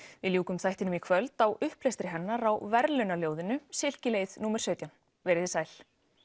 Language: Icelandic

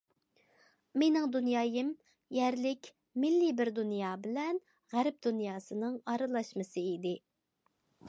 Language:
Uyghur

